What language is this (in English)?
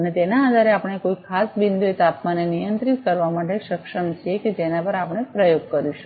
Gujarati